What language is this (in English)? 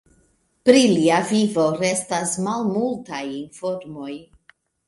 Esperanto